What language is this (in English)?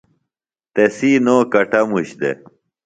Phalura